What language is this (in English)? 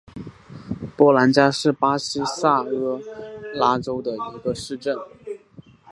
Chinese